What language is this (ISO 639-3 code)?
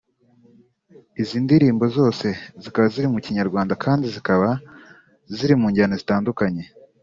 kin